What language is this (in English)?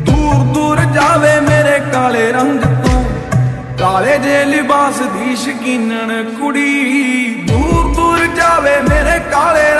Hindi